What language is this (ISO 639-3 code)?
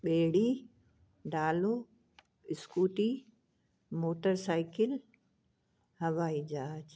snd